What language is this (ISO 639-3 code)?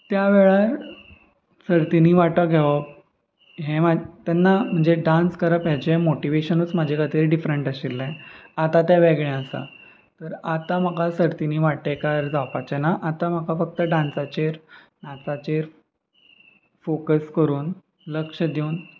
kok